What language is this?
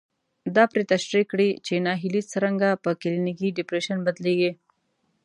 Pashto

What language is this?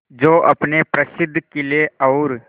Hindi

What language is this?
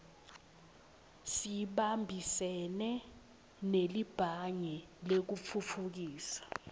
Swati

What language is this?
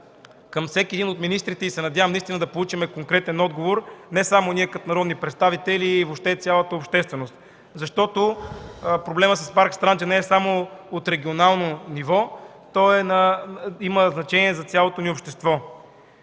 Bulgarian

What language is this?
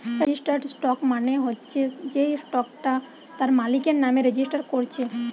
Bangla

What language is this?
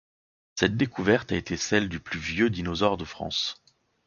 French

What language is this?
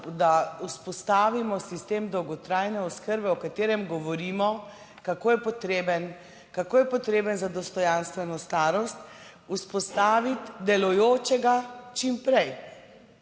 Slovenian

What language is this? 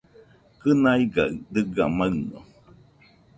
Nüpode Huitoto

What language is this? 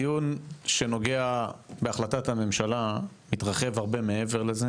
Hebrew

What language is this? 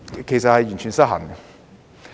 Cantonese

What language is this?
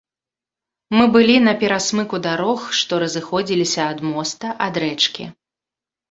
Belarusian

